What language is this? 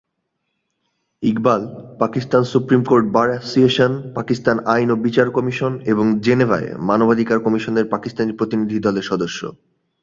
Bangla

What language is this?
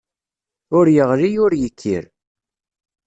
Kabyle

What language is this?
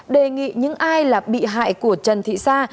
Vietnamese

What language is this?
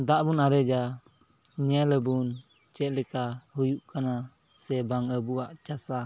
Santali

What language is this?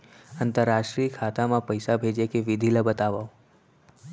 Chhattisgarhi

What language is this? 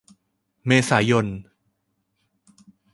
Thai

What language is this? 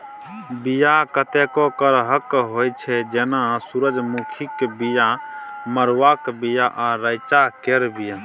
Maithili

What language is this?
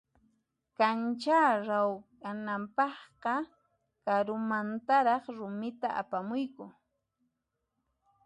Puno Quechua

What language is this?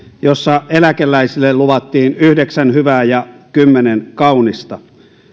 Finnish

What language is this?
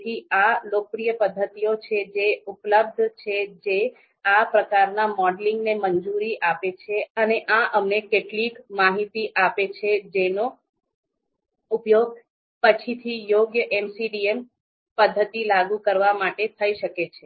Gujarati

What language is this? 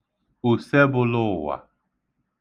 Igbo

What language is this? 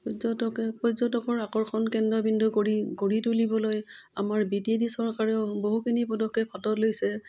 Assamese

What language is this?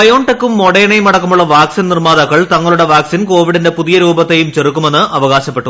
Malayalam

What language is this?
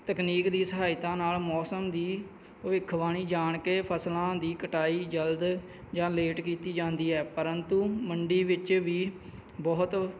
Punjabi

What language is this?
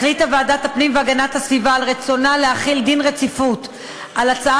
Hebrew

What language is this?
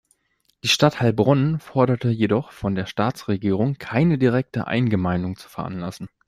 German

